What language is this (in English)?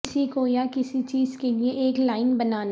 Urdu